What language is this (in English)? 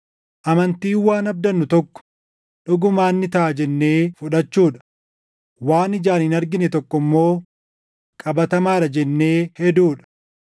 Oromo